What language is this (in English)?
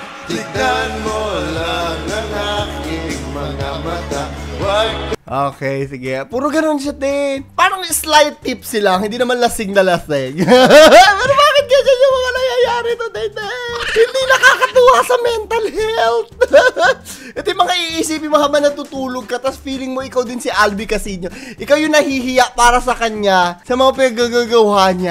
Filipino